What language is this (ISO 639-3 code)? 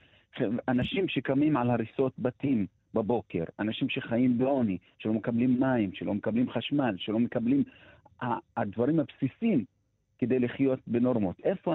heb